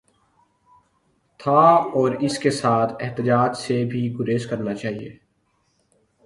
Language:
Urdu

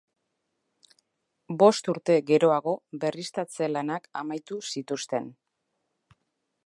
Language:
Basque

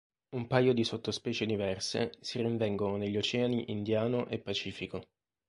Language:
Italian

